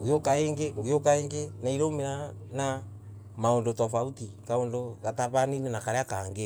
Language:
Embu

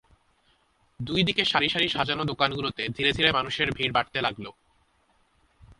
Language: Bangla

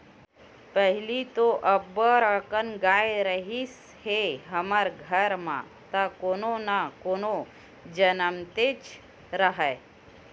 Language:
Chhattisgarhi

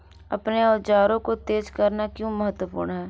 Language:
Hindi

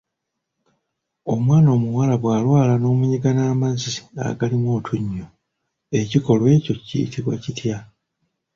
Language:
Ganda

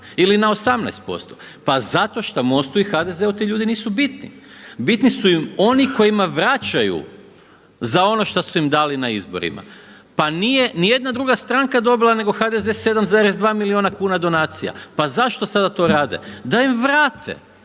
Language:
Croatian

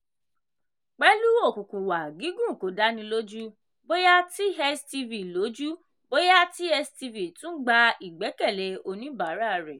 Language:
Yoruba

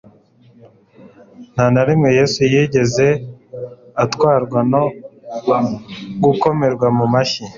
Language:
Kinyarwanda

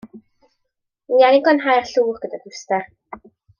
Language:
Welsh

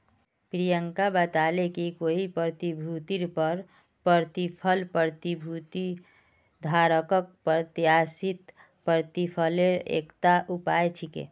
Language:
Magahi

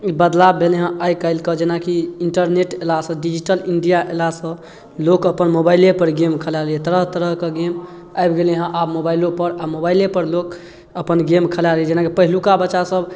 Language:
Maithili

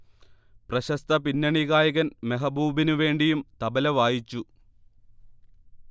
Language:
Malayalam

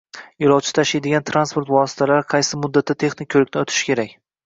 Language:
Uzbek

